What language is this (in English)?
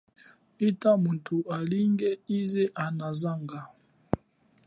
Chokwe